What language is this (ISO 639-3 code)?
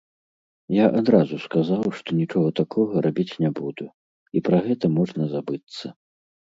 bel